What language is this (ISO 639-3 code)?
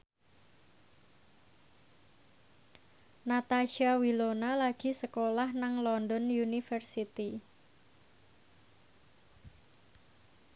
jav